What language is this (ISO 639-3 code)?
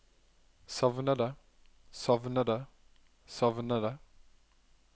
nor